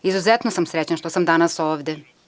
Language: Serbian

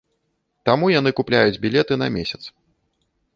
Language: Belarusian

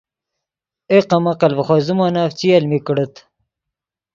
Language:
Yidgha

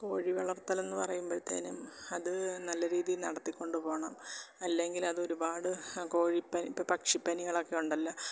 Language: Malayalam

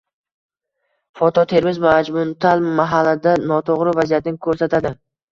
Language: Uzbek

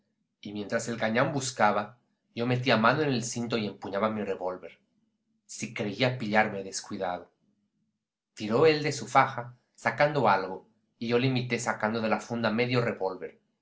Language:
Spanish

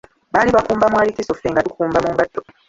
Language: Ganda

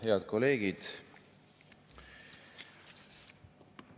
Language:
Estonian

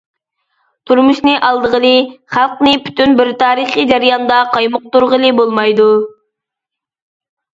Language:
Uyghur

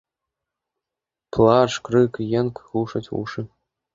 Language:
Belarusian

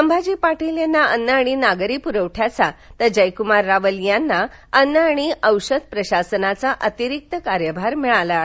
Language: Marathi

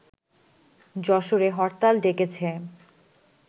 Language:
Bangla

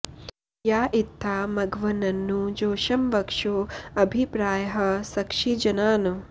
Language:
Sanskrit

